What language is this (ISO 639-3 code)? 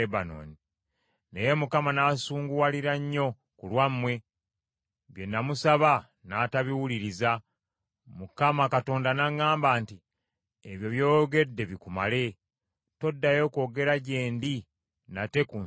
lug